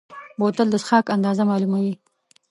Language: Pashto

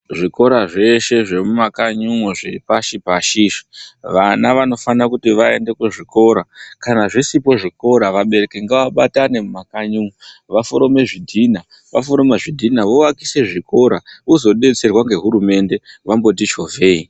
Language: Ndau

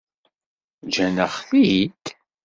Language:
Kabyle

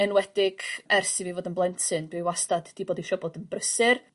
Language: Welsh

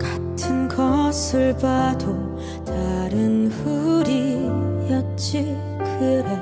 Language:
Korean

